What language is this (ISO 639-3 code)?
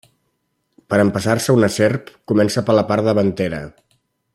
cat